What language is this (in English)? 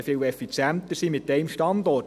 Swiss German